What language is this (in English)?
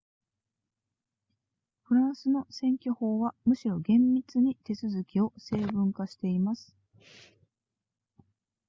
Japanese